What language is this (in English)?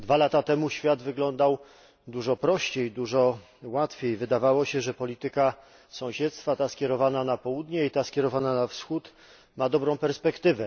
Polish